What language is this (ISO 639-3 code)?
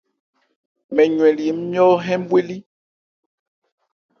ebr